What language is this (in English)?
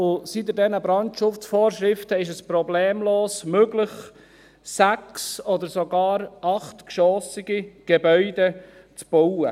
Swiss German